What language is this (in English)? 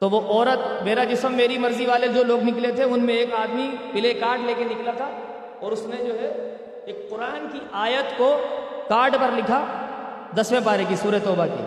Urdu